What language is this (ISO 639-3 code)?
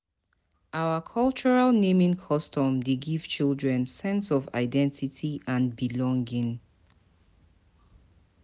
pcm